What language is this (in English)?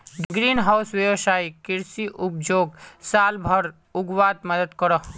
Magahi